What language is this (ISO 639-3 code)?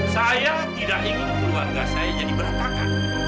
ind